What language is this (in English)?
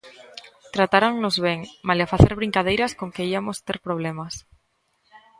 Galician